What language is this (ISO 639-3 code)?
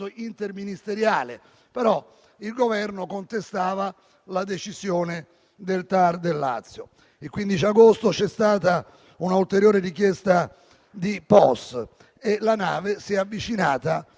ita